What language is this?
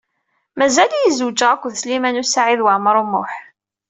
Kabyle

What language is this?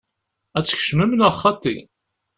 Kabyle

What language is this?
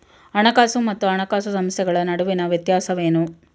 Kannada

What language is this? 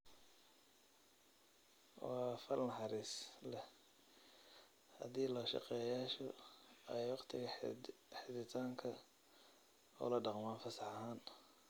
Somali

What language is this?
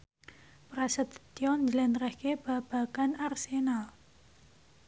Javanese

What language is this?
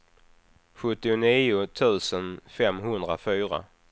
Swedish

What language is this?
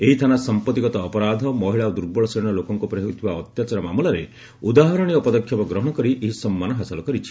Odia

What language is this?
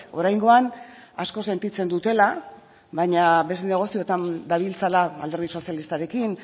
Basque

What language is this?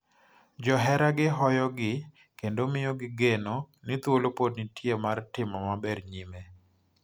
Luo (Kenya and Tanzania)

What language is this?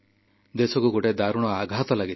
Odia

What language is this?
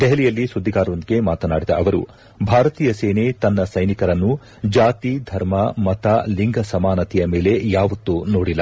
Kannada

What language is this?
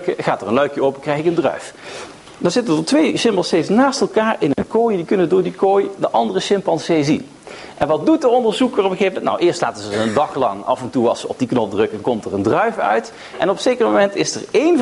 Dutch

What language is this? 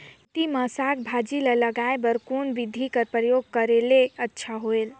Chhattisgarhi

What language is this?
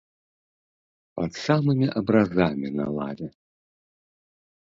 Belarusian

